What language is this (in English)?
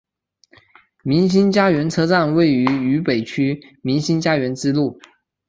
Chinese